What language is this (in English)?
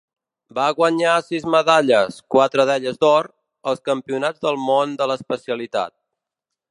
Catalan